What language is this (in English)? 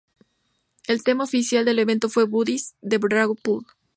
Spanish